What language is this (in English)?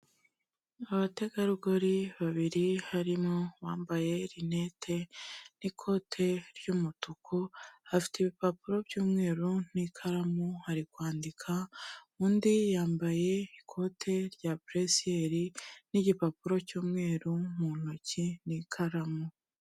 Kinyarwanda